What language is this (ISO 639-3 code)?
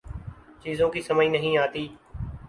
urd